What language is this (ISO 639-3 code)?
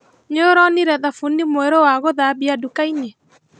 kik